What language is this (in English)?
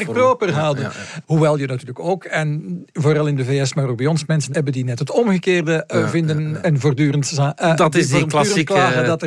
Dutch